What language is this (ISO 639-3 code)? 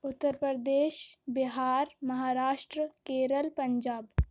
urd